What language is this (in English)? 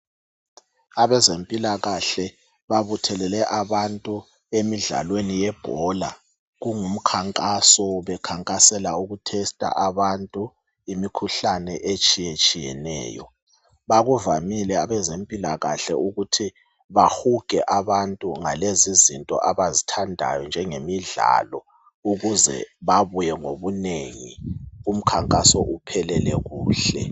North Ndebele